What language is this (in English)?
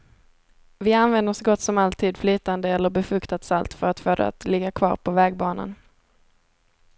Swedish